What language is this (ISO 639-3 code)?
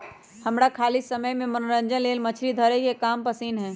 mag